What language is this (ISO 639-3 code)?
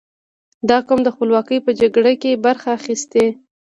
pus